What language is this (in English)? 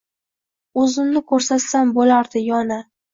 Uzbek